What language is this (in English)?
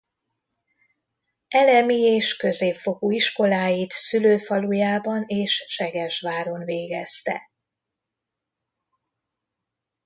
Hungarian